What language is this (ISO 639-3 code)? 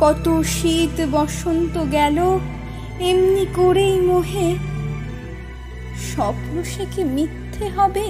ben